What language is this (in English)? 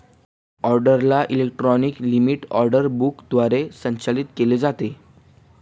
Marathi